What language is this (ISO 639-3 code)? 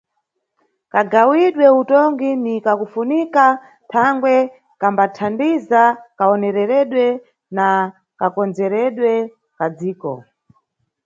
nyu